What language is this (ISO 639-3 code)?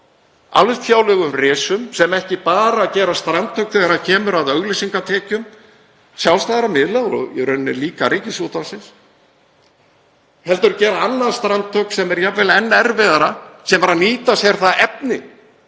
isl